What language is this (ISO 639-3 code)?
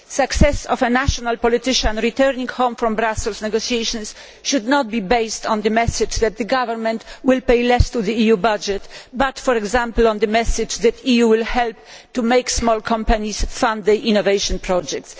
eng